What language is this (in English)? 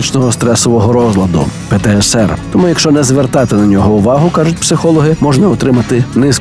Ukrainian